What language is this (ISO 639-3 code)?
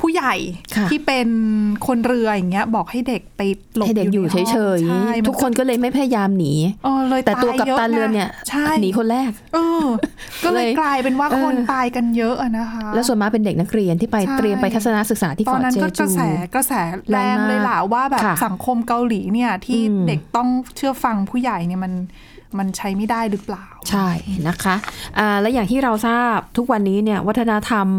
tha